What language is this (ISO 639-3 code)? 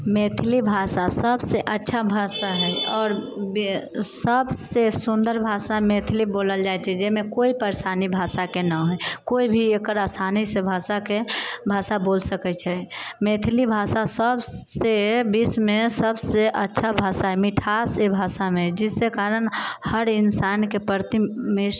mai